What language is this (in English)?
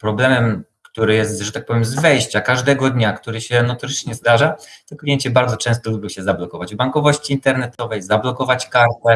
Polish